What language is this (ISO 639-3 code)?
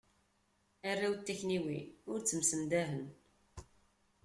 kab